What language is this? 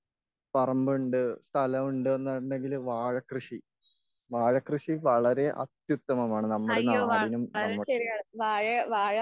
Malayalam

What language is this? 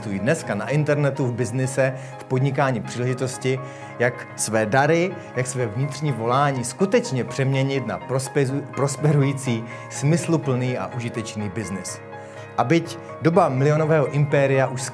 Czech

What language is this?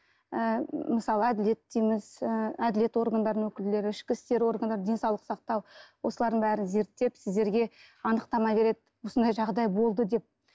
Kazakh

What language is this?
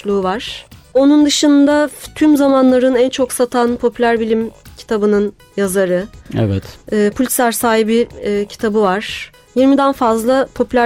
Turkish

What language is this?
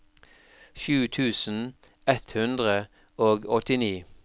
Norwegian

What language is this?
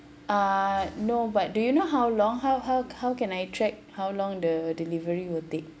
English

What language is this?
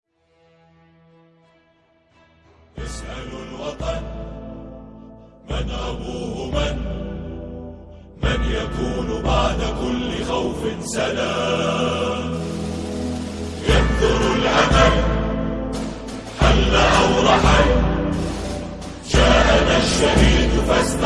Arabic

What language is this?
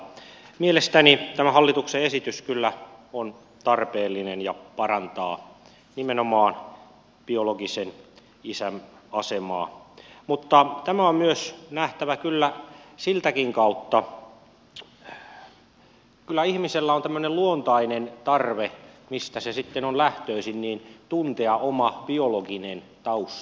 Finnish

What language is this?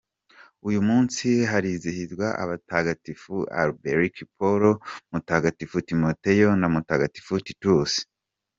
Kinyarwanda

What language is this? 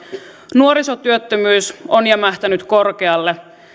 Finnish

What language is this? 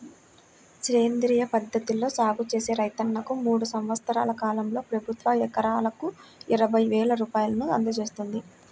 Telugu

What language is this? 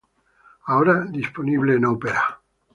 Spanish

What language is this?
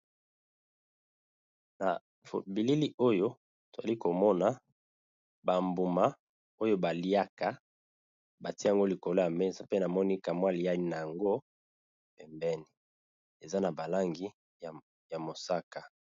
Lingala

